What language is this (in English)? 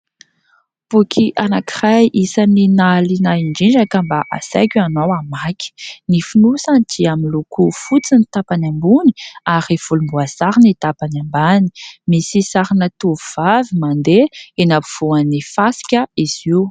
Malagasy